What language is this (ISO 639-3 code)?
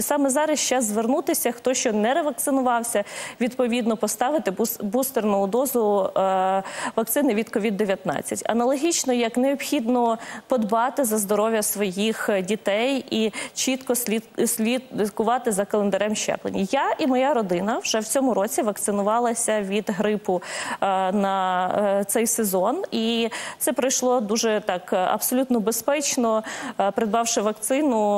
ukr